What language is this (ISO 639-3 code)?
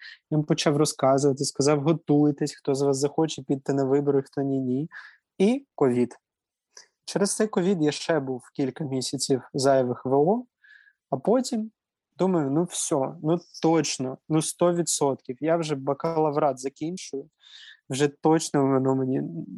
ukr